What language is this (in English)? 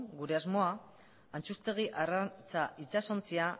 Basque